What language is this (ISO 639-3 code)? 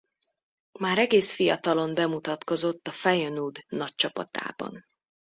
hun